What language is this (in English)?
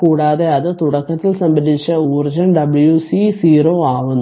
Malayalam